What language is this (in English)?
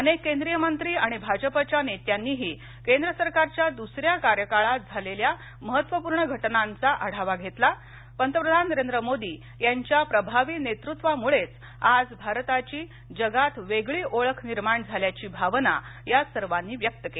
Marathi